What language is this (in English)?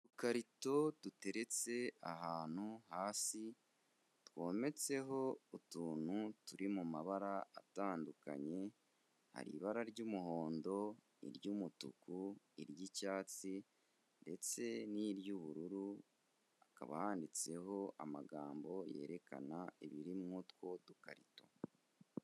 Kinyarwanda